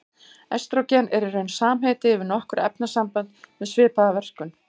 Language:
Icelandic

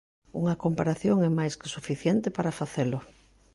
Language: Galician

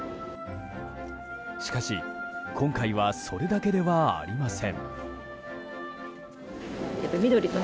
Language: Japanese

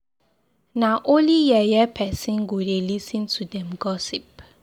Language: Nigerian Pidgin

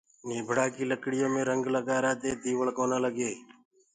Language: Gurgula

